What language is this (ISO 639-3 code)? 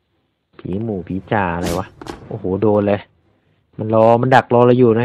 tha